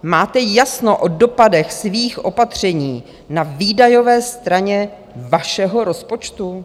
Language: Czech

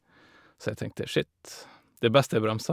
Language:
Norwegian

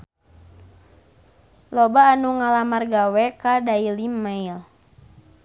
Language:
Sundanese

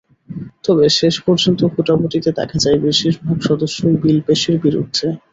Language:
Bangla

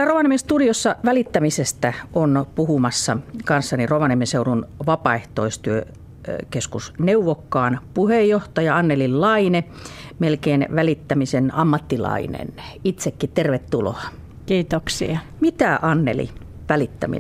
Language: Finnish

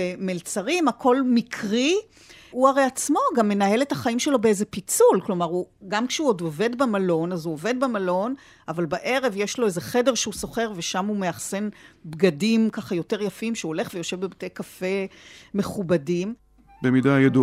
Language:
Hebrew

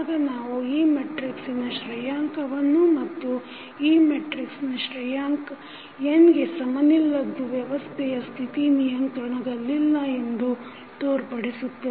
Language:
Kannada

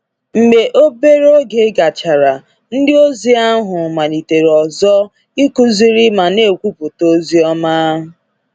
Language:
Igbo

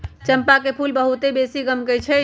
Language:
Magahi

